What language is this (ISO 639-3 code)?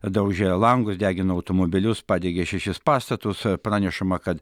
lit